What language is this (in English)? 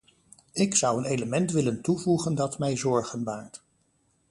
Dutch